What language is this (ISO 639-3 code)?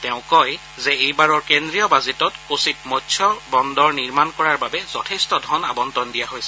asm